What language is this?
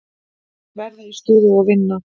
Icelandic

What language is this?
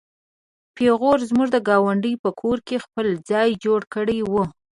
Pashto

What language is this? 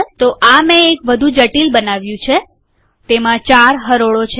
Gujarati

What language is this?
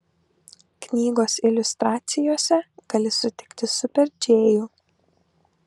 Lithuanian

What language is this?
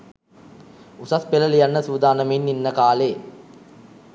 Sinhala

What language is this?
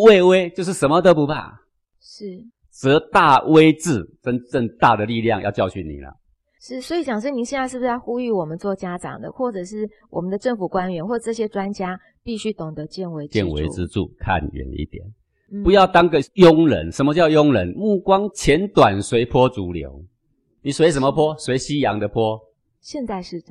Chinese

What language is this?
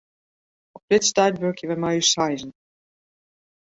Western Frisian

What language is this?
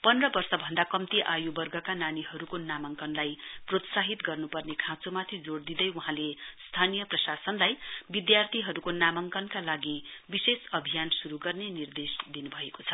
Nepali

